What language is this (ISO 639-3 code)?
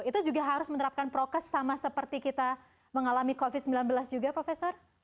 ind